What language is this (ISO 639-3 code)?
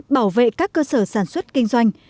vie